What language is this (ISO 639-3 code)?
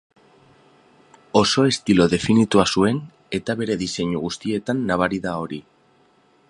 eus